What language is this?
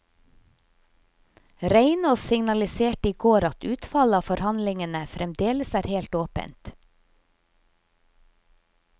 Norwegian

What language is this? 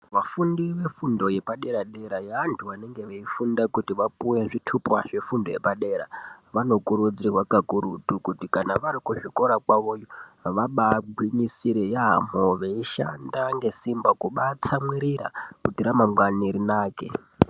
Ndau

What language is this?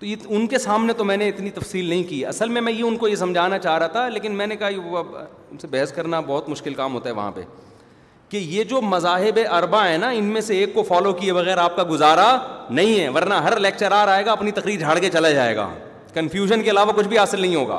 Urdu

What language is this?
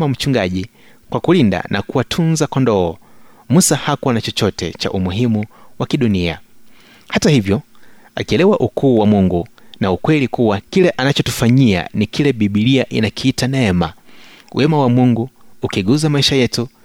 Swahili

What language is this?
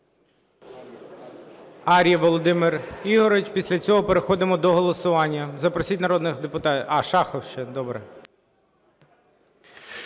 Ukrainian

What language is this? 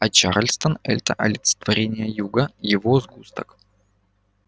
Russian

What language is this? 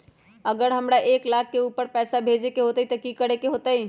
Magahi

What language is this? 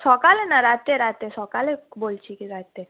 Bangla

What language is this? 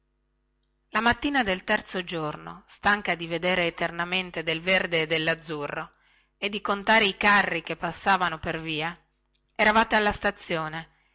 Italian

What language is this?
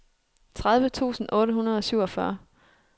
Danish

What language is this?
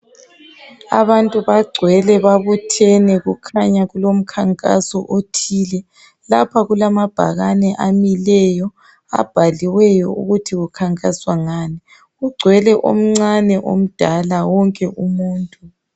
North Ndebele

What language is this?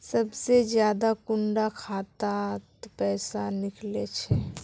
Magahi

